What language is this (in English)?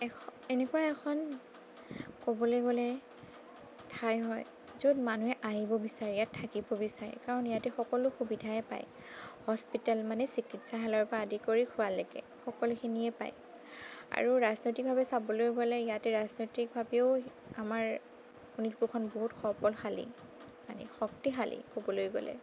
Assamese